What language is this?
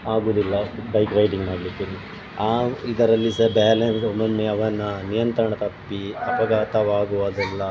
Kannada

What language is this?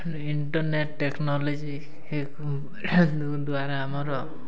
Odia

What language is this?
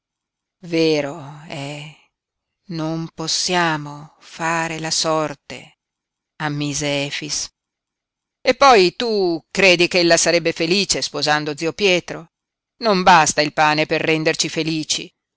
Italian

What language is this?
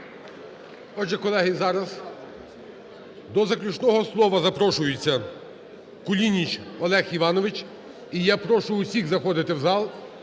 Ukrainian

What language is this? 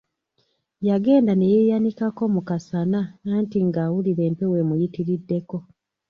Ganda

